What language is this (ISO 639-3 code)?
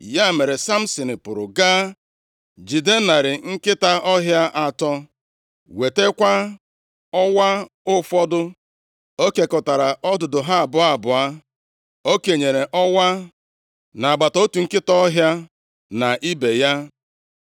ibo